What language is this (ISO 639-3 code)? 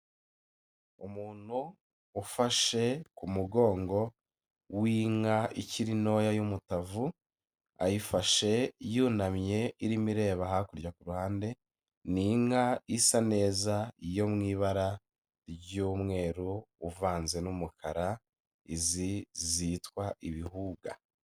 kin